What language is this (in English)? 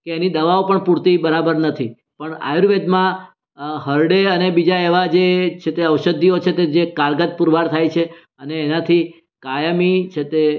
Gujarati